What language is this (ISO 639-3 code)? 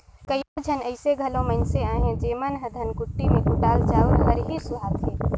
hne